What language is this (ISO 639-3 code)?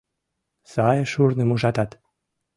chm